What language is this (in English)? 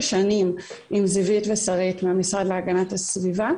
Hebrew